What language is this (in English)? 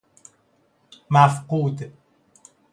Persian